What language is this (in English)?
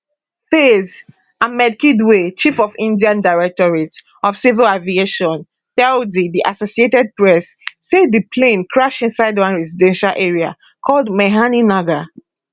Nigerian Pidgin